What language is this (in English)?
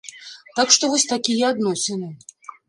Belarusian